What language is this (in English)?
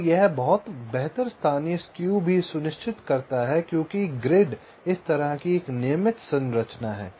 Hindi